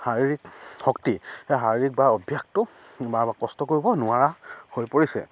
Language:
Assamese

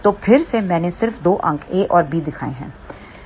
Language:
Hindi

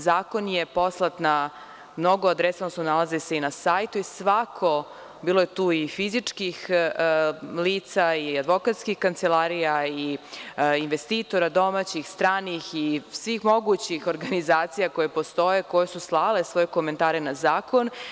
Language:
Serbian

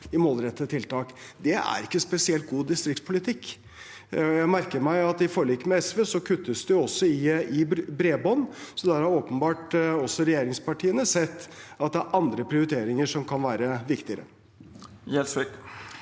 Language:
Norwegian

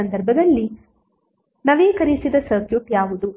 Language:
Kannada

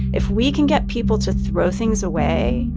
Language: English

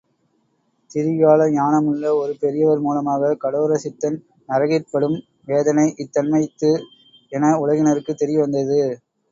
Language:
Tamil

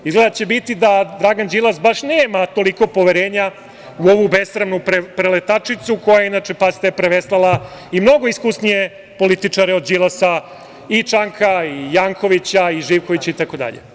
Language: Serbian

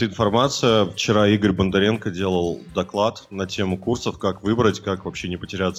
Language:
Russian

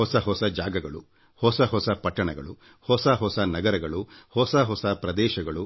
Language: Kannada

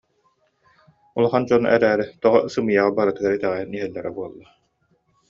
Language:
Yakut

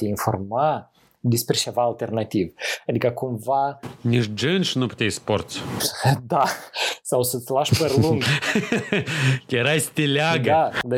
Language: Romanian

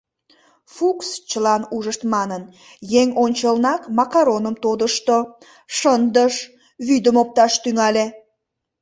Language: Mari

